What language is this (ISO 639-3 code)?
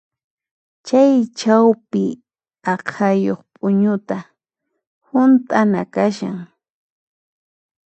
qxp